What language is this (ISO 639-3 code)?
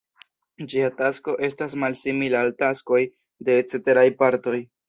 epo